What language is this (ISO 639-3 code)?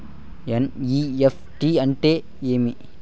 tel